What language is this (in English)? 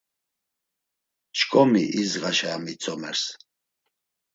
Laz